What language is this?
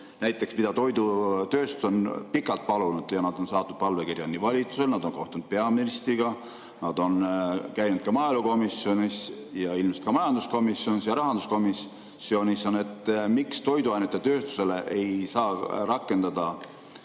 Estonian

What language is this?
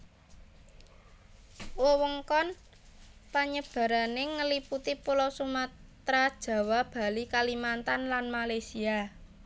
Javanese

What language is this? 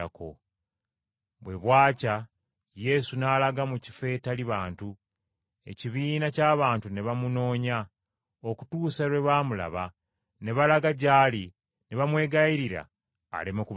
Ganda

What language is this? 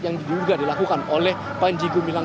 Indonesian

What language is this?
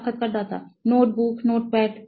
Bangla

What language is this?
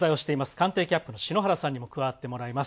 Japanese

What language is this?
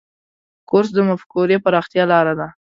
Pashto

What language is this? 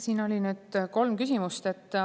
Estonian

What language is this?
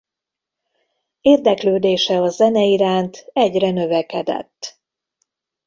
Hungarian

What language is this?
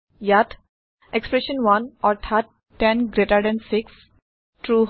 Assamese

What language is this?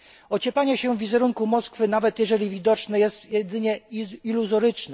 Polish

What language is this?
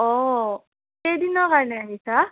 Assamese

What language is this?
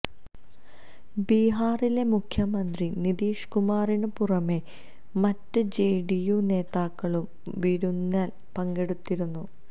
Malayalam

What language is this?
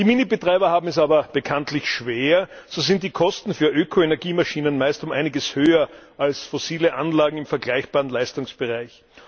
German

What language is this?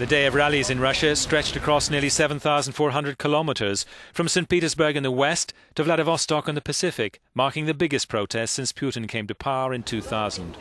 English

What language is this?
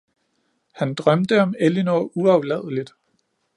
Danish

